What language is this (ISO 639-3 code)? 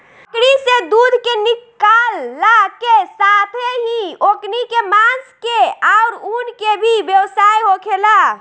bho